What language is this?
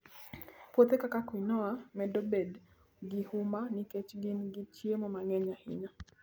Luo (Kenya and Tanzania)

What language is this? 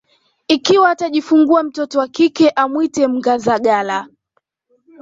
Swahili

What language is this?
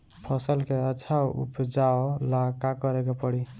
Bhojpuri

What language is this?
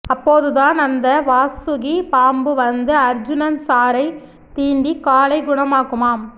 Tamil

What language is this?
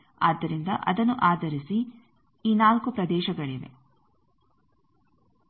Kannada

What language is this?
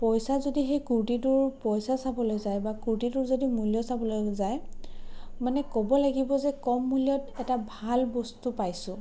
Assamese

